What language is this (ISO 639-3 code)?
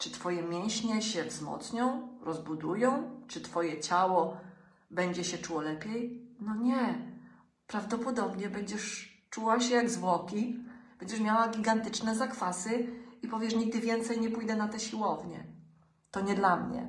pol